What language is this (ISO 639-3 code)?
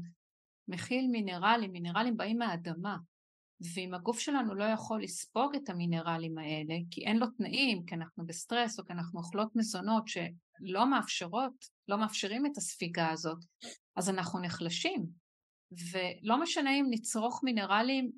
heb